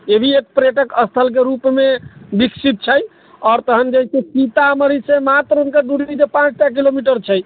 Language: Maithili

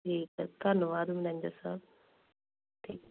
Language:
Punjabi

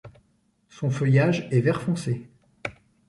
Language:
French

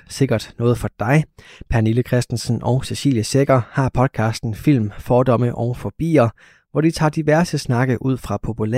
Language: Danish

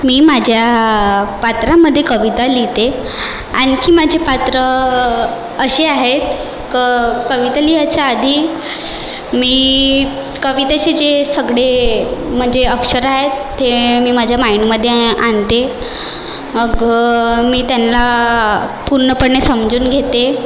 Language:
Marathi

